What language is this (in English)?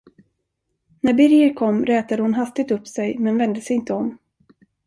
Swedish